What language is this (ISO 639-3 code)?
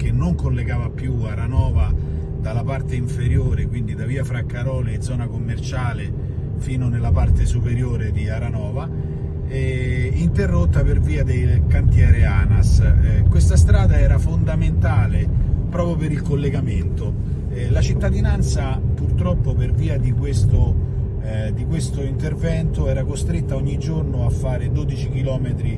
ita